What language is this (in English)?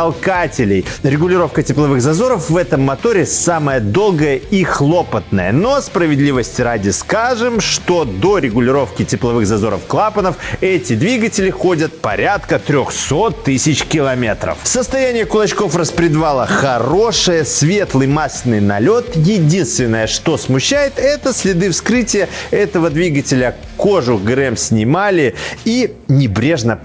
Russian